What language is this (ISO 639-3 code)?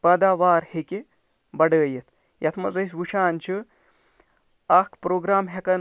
kas